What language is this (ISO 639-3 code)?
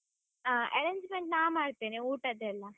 kan